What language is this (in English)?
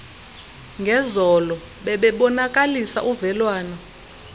Xhosa